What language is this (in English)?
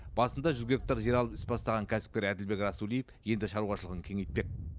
Kazakh